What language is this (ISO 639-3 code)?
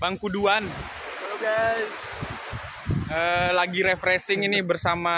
ind